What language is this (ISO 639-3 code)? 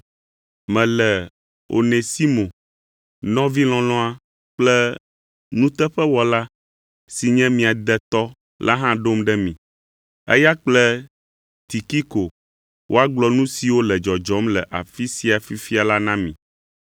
ewe